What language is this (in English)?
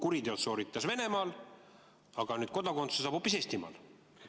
Estonian